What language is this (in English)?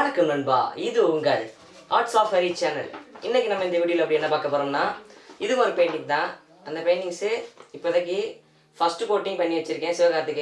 English